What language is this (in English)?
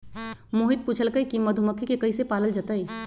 Magahi